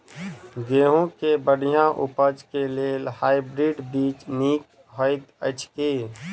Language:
Maithili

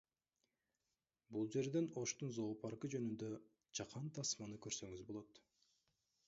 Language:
Kyrgyz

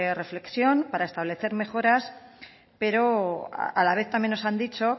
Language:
Spanish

